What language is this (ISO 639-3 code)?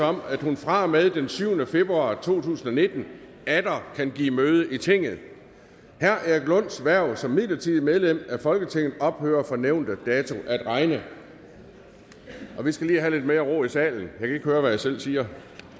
dan